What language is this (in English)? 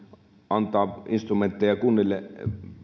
Finnish